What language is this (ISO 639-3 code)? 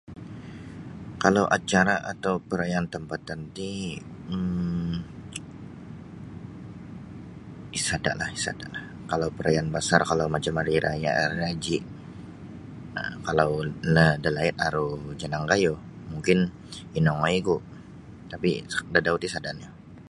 bsy